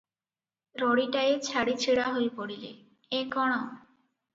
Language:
Odia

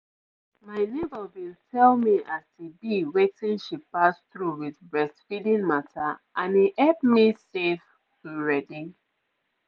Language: Nigerian Pidgin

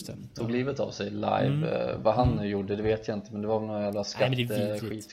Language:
Swedish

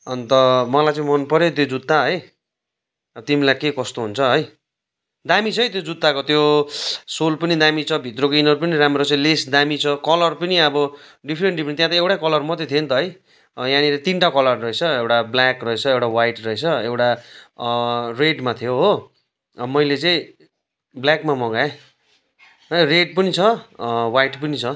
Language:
Nepali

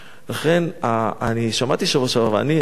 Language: Hebrew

